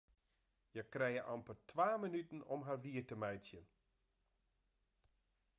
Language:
Western Frisian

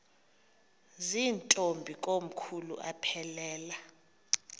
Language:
Xhosa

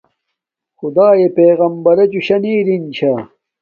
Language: Domaaki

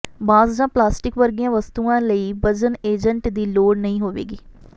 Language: Punjabi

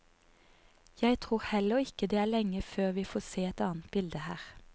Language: Norwegian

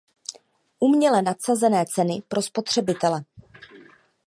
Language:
Czech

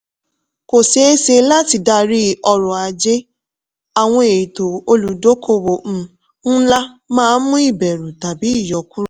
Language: Yoruba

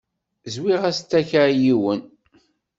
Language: Kabyle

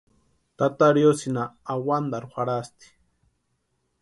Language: Western Highland Purepecha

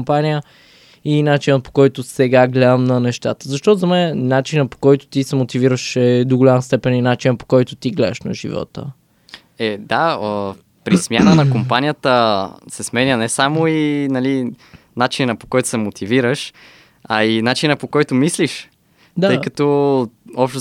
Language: Bulgarian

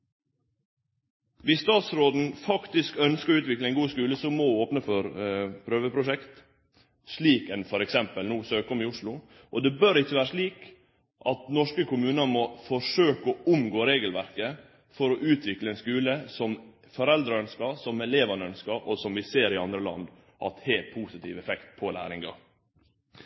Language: Norwegian Nynorsk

